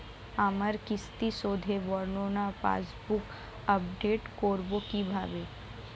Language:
Bangla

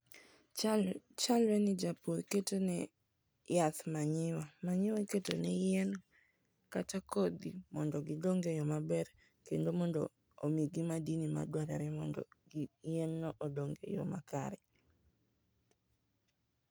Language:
Luo (Kenya and Tanzania)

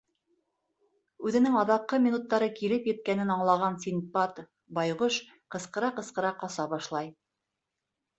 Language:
Bashkir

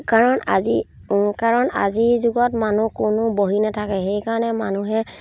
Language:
Assamese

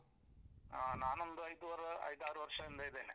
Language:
Kannada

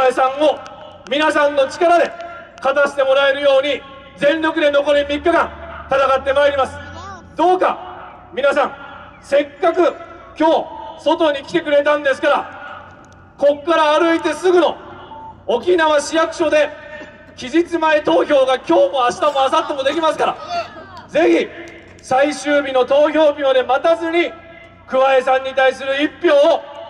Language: Japanese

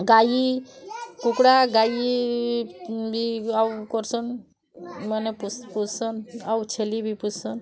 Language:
Odia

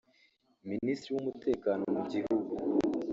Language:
Kinyarwanda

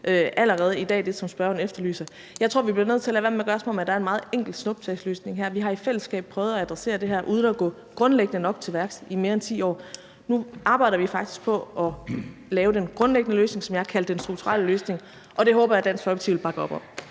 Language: Danish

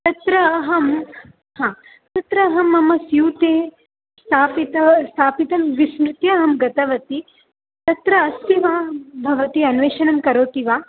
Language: Sanskrit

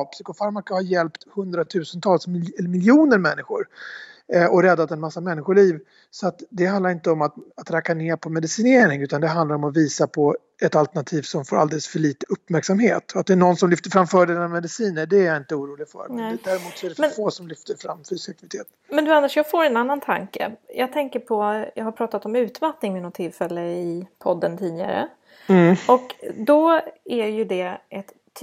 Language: Swedish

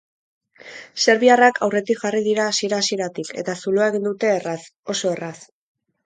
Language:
Basque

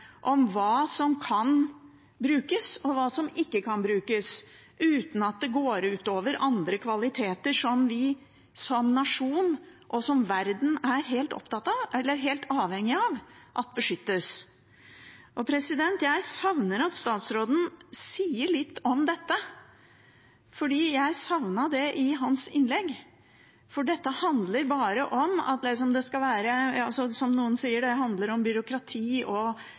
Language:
Norwegian Bokmål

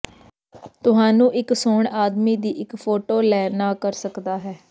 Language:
Punjabi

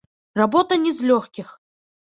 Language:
Belarusian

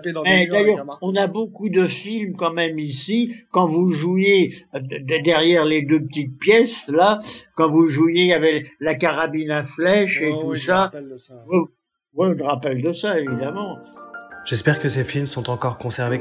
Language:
French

